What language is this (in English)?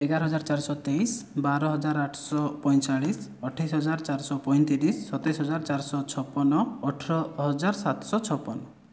Odia